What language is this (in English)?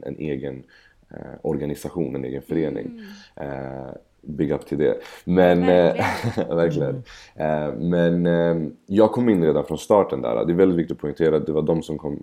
Swedish